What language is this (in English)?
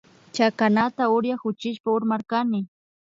Imbabura Highland Quichua